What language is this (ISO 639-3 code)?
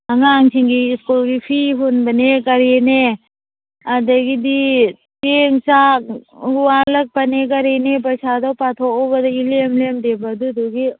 mni